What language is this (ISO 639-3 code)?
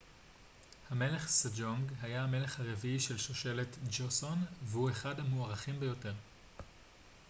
heb